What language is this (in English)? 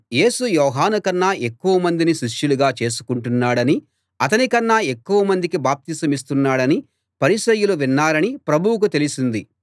Telugu